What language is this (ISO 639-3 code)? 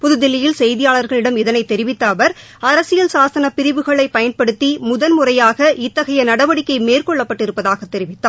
tam